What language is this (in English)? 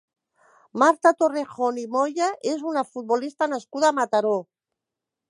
Catalan